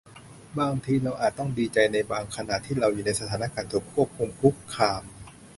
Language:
Thai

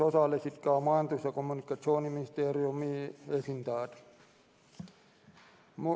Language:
Estonian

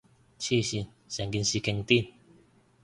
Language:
Cantonese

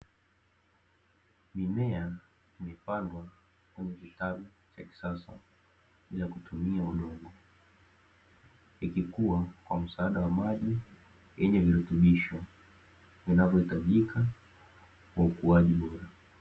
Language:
Swahili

